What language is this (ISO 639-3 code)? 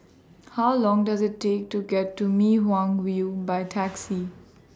eng